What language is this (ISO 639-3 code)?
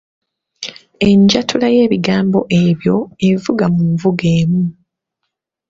lug